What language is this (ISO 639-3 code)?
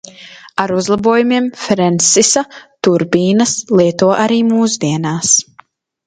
lav